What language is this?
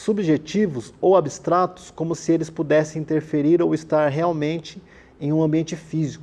Portuguese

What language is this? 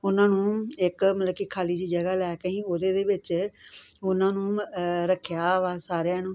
Punjabi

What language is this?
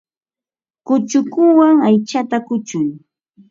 Ambo-Pasco Quechua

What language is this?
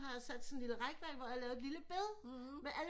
Danish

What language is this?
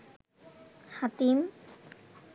Bangla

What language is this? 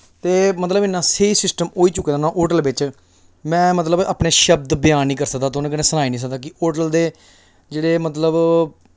Dogri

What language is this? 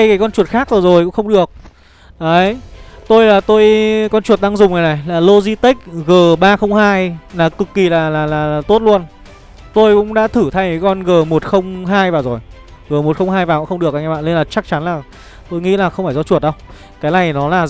Vietnamese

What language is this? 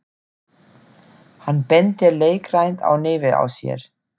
Icelandic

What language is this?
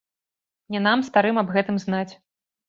Belarusian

